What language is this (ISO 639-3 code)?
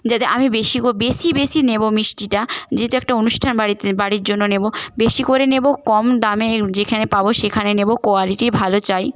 ben